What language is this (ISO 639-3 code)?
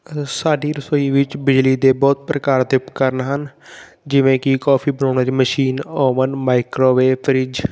pan